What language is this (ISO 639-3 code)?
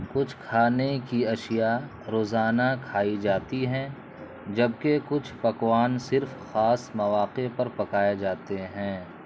urd